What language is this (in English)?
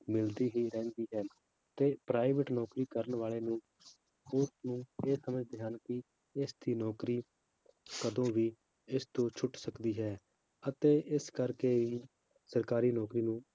Punjabi